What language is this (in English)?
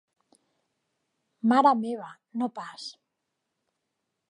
Catalan